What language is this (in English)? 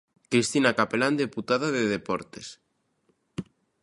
Galician